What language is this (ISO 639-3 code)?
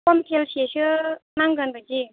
brx